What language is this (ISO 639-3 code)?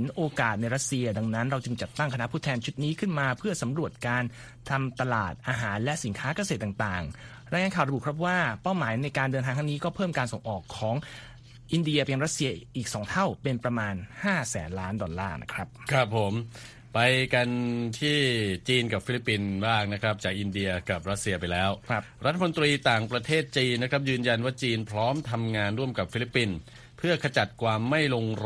tha